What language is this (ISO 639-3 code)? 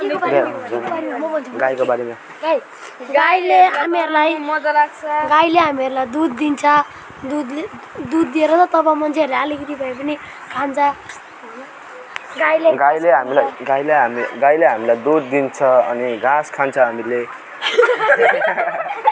nep